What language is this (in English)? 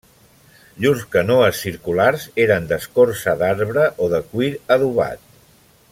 Catalan